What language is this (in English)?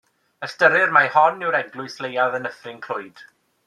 Welsh